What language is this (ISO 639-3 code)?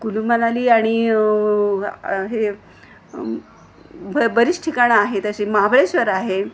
mar